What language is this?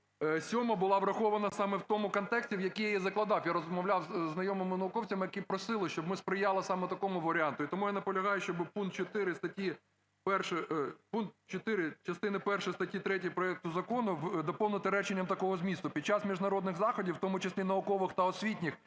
Ukrainian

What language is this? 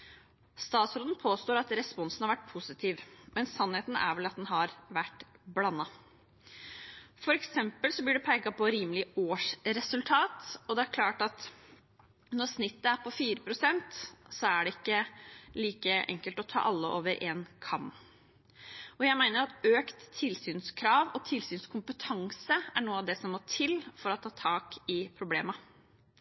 Norwegian Bokmål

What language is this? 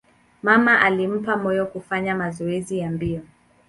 Swahili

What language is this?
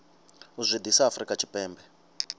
Venda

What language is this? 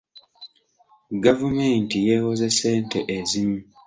Ganda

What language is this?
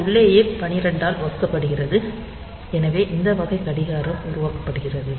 Tamil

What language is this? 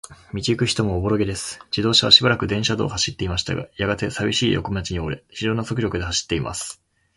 Japanese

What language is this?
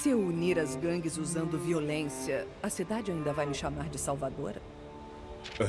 Portuguese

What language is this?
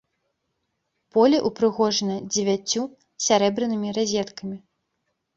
Belarusian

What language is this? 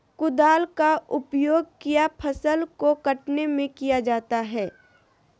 Magahi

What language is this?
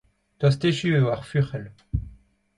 Breton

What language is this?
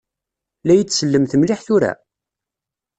Kabyle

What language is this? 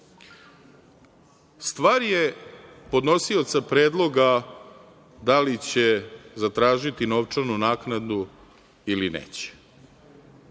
Serbian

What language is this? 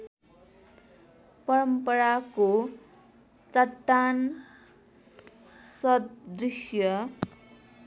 Nepali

